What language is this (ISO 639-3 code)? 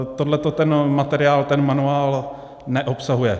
ces